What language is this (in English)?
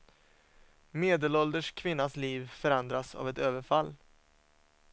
Swedish